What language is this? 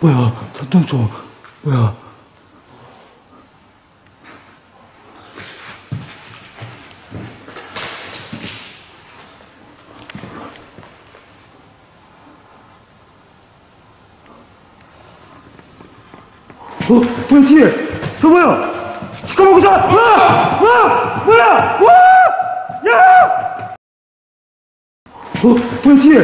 Korean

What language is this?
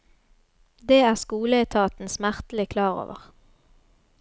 Norwegian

